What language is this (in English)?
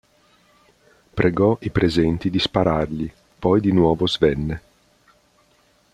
Italian